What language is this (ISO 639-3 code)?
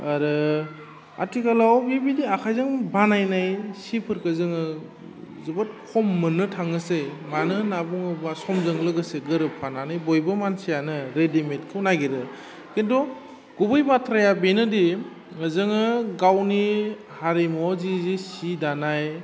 brx